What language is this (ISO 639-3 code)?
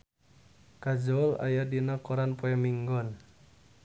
sun